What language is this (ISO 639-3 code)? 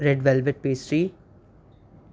urd